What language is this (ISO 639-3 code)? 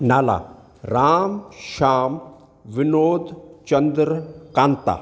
snd